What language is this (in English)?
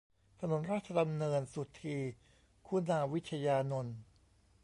Thai